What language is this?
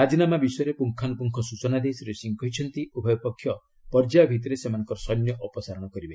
Odia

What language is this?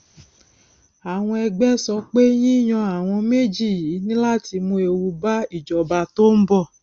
Yoruba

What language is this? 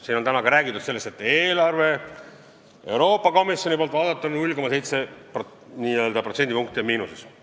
Estonian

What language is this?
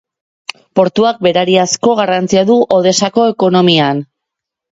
Basque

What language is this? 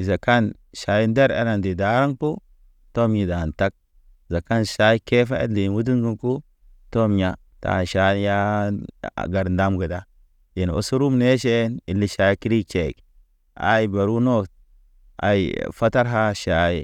Naba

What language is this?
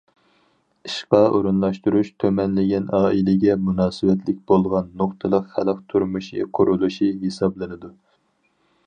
Uyghur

